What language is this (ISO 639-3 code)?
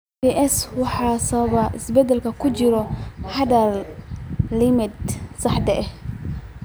som